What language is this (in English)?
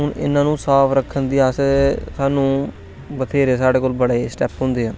Dogri